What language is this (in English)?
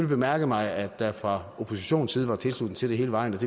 Danish